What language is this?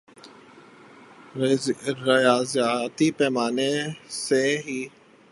Urdu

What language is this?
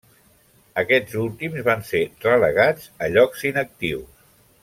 Catalan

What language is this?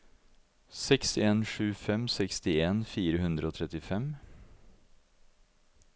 Norwegian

